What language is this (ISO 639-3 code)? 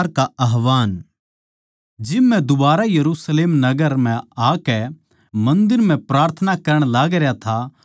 bgc